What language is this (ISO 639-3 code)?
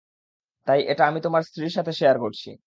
ben